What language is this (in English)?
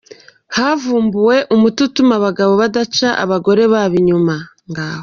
Kinyarwanda